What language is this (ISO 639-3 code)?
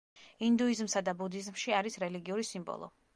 kat